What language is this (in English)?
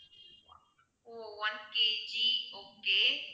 Tamil